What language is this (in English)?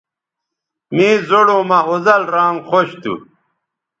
Bateri